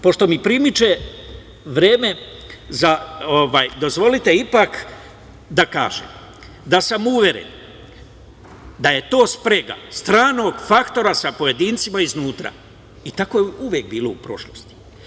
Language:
Serbian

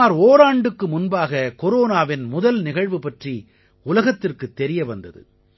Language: Tamil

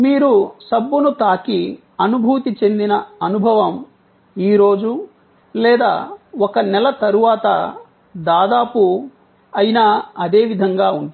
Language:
Telugu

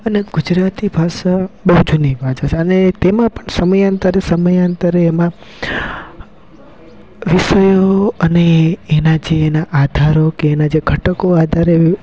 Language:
Gujarati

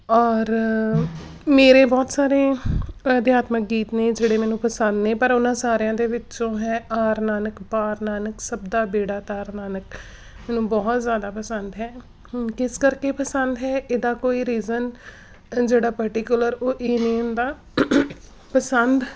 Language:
Punjabi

